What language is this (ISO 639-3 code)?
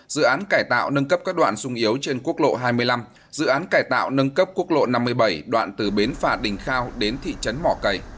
vie